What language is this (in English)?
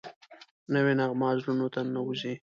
Pashto